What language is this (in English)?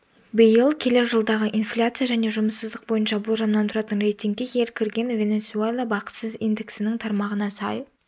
Kazakh